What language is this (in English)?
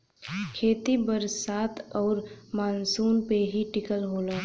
Bhojpuri